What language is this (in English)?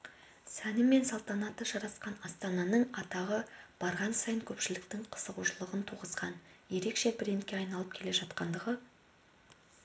Kazakh